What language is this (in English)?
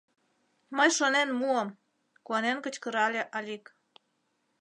Mari